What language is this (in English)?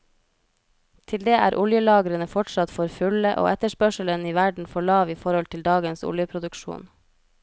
Norwegian